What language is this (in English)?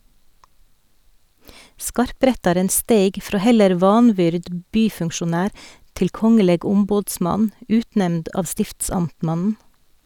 Norwegian